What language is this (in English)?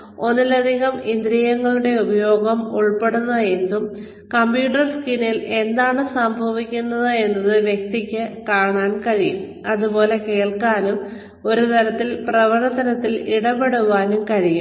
Malayalam